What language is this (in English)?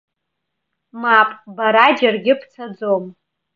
Abkhazian